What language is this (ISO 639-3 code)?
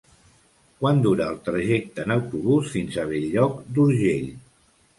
cat